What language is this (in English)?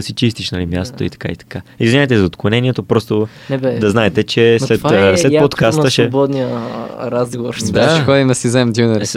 Bulgarian